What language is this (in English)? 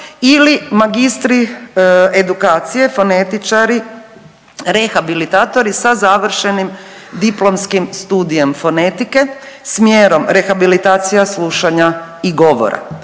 Croatian